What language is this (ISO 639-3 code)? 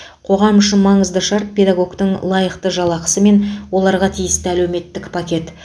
kaz